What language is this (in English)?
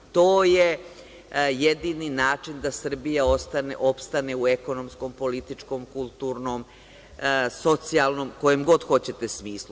Serbian